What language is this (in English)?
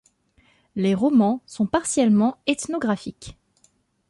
French